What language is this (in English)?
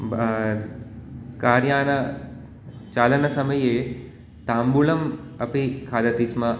Sanskrit